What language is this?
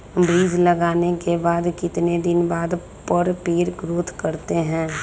Magahi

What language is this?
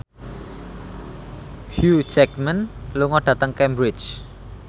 Javanese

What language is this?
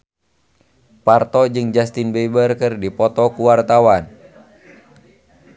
Sundanese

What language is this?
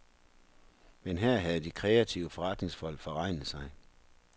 Danish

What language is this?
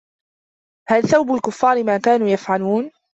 Arabic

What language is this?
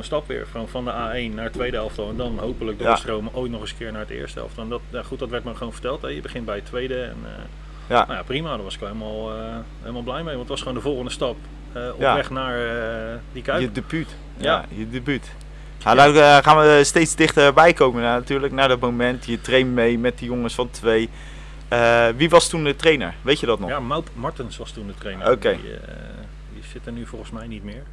Dutch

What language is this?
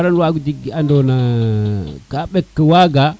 Serer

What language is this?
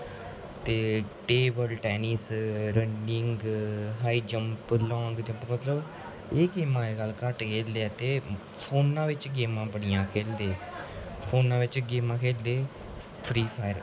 Dogri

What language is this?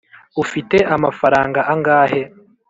Kinyarwanda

